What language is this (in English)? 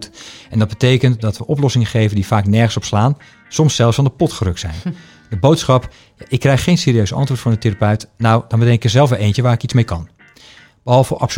Dutch